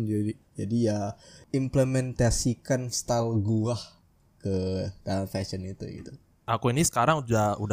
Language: Indonesian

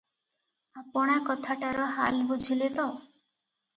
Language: Odia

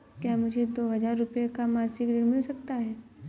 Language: Hindi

